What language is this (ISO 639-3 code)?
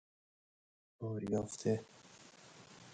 fas